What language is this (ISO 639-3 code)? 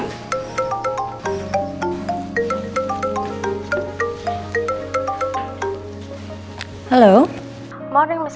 ind